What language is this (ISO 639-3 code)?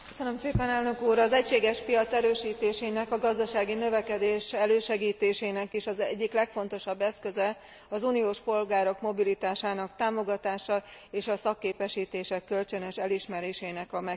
hun